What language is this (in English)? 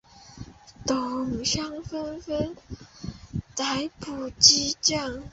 Chinese